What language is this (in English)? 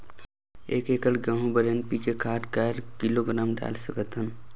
Chhattisgarhi